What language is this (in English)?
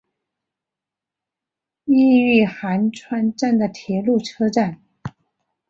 Chinese